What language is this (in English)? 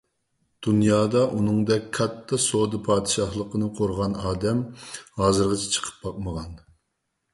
Uyghur